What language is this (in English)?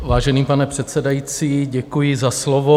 Czech